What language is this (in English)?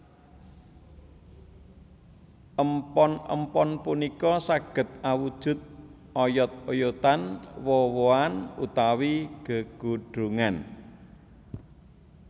Javanese